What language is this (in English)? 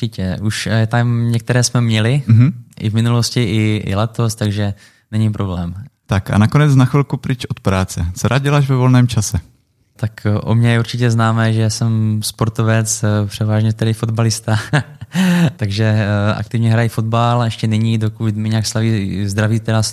Czech